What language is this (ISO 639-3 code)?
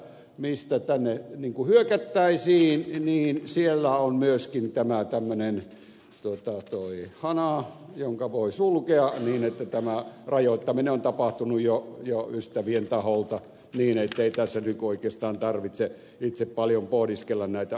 fin